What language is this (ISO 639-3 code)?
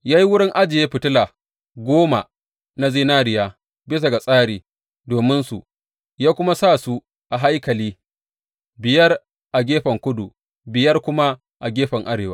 hau